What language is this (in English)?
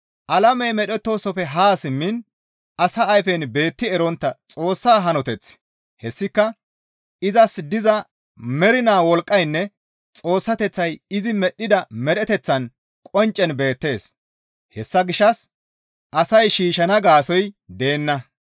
Gamo